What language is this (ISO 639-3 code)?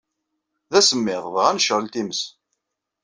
kab